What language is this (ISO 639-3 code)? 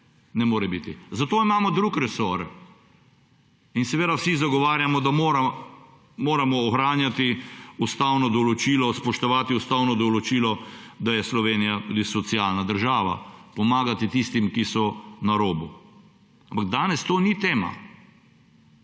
slv